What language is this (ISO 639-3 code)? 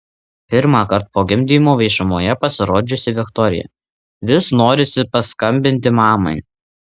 lit